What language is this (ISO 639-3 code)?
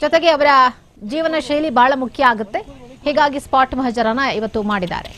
kan